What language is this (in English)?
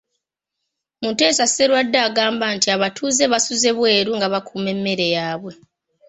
Ganda